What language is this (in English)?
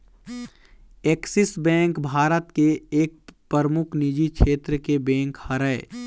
Chhattisgarhi